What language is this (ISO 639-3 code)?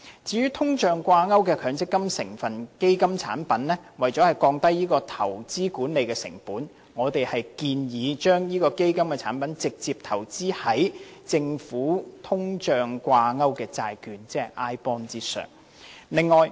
yue